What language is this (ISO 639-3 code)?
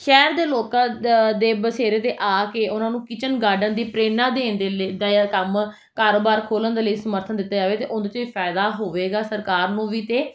pan